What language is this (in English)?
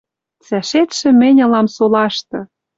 Western Mari